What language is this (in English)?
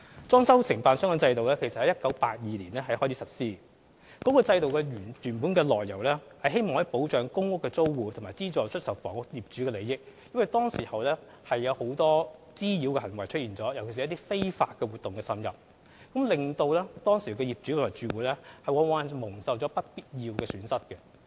Cantonese